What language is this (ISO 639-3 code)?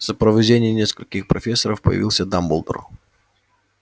rus